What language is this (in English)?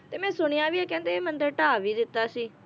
Punjabi